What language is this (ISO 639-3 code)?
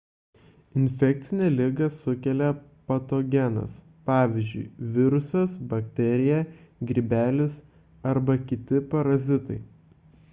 lit